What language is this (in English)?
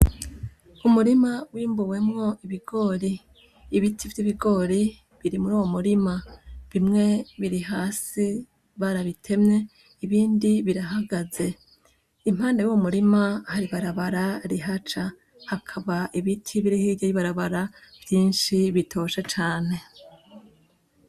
Rundi